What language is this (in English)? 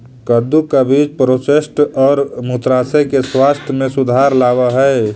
Magahi